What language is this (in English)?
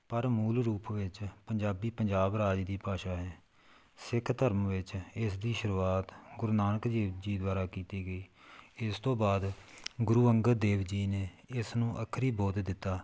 Punjabi